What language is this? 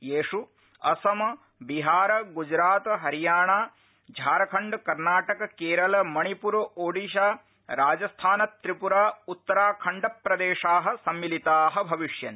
Sanskrit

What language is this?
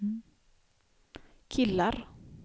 Swedish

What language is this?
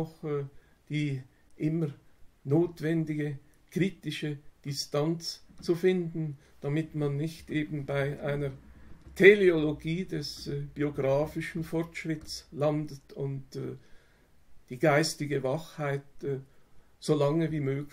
German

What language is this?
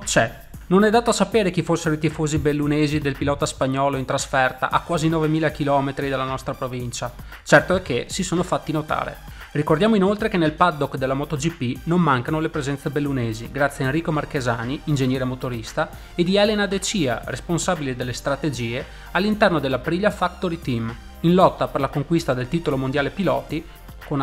Italian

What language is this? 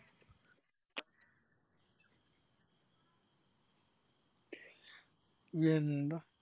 Malayalam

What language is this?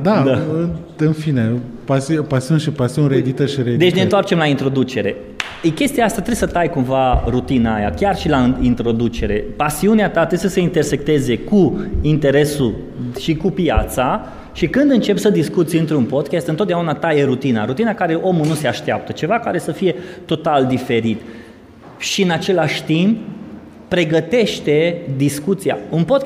Romanian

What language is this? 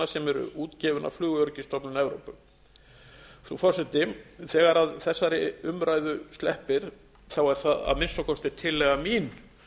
Icelandic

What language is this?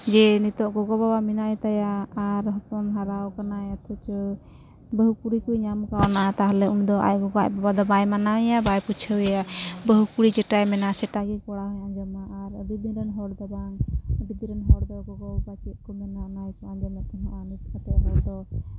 Santali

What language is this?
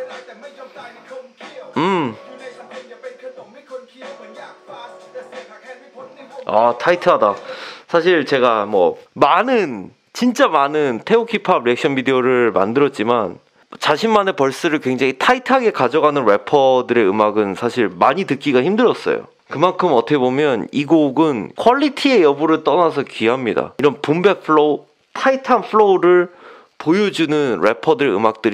Korean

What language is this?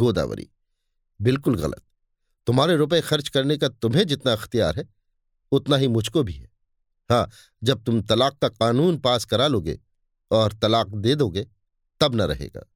Hindi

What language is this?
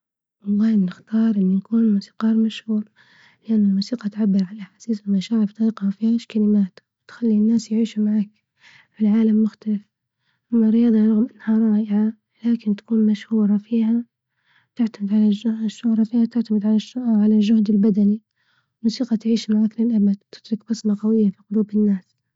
Libyan Arabic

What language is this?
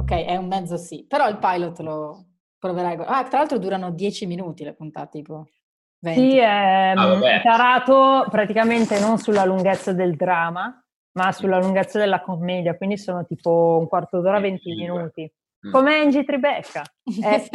Italian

